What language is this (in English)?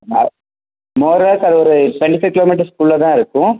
Tamil